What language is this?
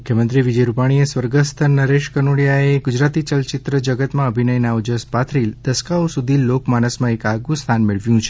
Gujarati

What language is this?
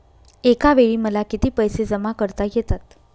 Marathi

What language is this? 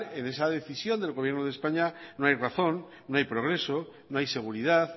Spanish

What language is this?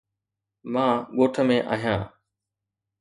Sindhi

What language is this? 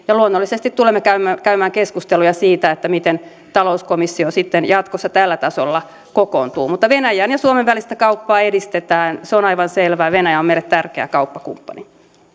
Finnish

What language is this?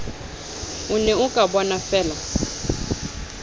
Southern Sotho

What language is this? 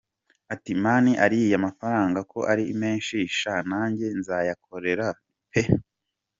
Kinyarwanda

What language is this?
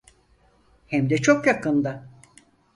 Turkish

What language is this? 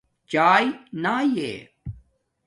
Domaaki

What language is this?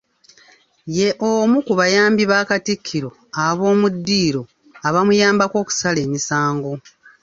Ganda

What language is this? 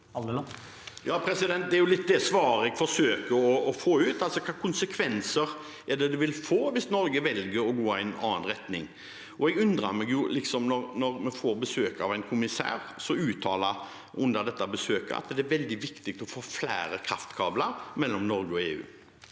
Norwegian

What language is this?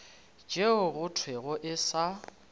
Northern Sotho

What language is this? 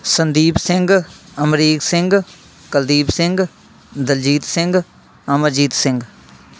Punjabi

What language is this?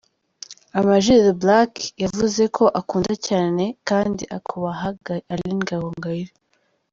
Kinyarwanda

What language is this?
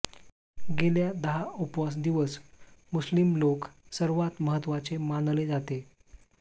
Marathi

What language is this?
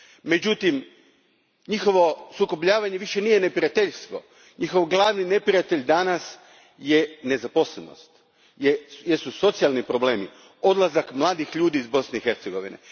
Croatian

